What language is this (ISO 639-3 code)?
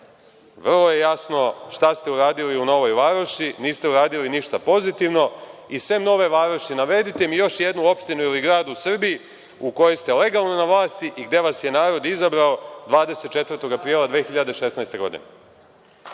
srp